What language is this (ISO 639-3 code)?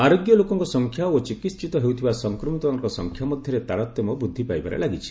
ori